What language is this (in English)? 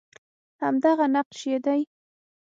Pashto